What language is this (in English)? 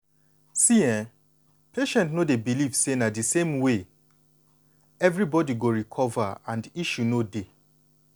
Nigerian Pidgin